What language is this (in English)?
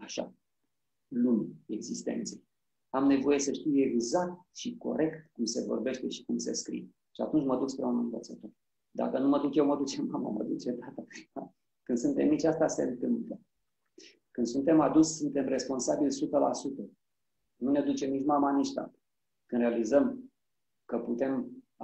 Romanian